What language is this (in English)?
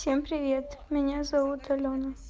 Russian